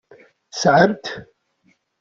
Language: Kabyle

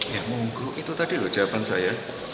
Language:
Indonesian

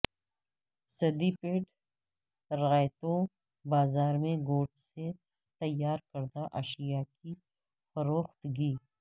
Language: Urdu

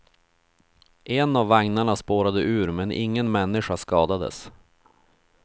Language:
Swedish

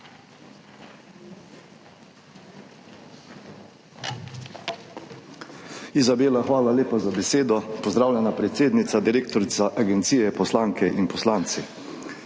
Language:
Slovenian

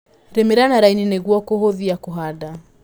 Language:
Kikuyu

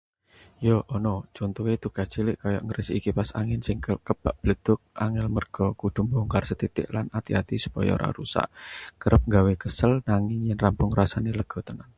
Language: Javanese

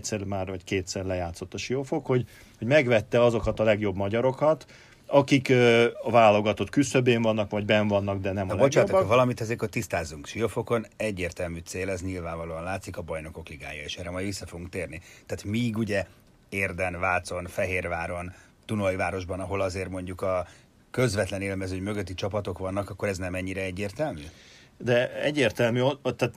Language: Hungarian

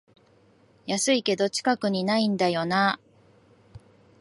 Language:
Japanese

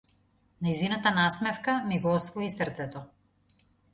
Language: Macedonian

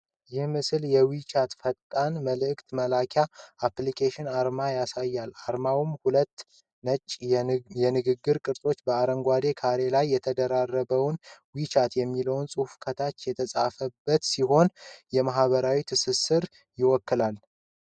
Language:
Amharic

